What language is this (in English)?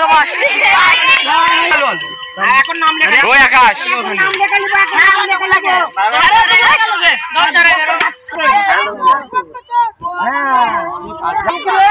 Arabic